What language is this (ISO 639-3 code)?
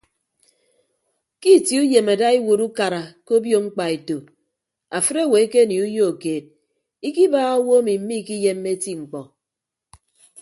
ibb